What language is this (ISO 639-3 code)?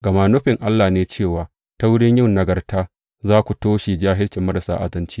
hau